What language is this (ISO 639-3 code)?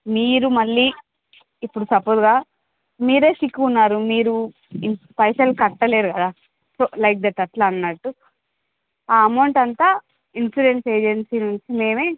tel